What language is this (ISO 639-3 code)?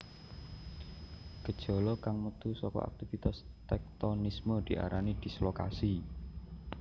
jav